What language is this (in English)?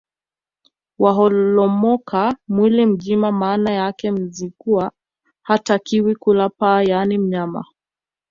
Swahili